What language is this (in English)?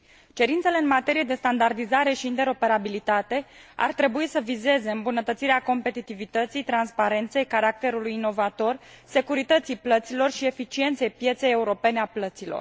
Romanian